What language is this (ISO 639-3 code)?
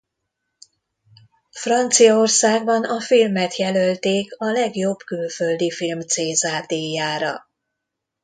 hun